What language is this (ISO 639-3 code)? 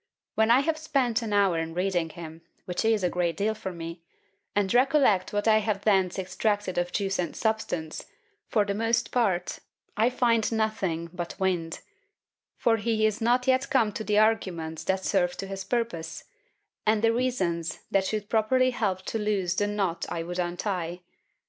eng